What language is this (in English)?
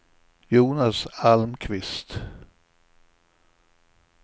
Swedish